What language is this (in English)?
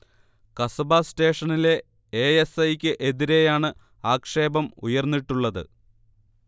Malayalam